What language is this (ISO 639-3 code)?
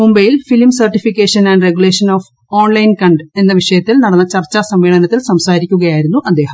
mal